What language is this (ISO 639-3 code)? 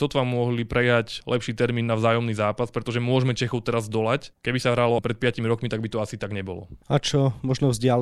slk